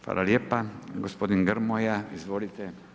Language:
Croatian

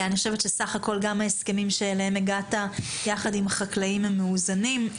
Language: Hebrew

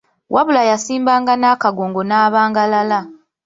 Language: Ganda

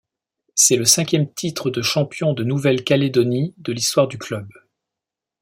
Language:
French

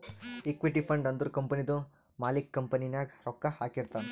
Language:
Kannada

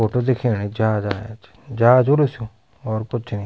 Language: Garhwali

